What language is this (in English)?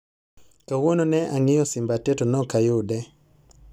Luo (Kenya and Tanzania)